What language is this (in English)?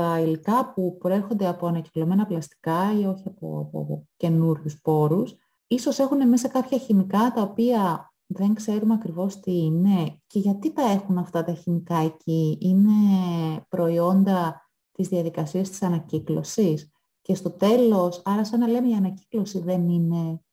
Greek